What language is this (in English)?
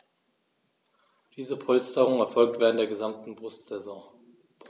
German